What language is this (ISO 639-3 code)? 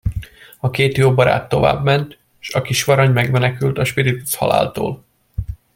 hun